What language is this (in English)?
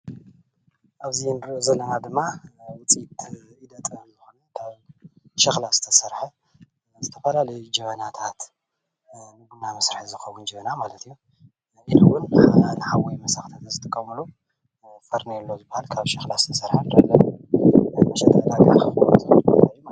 Tigrinya